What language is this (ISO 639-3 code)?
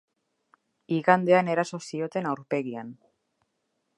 eus